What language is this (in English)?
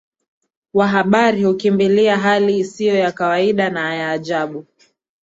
Swahili